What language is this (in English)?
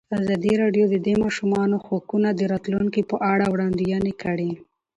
Pashto